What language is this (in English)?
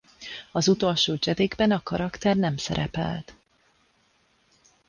Hungarian